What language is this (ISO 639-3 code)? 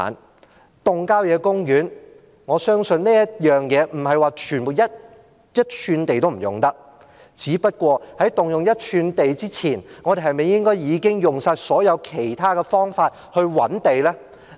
yue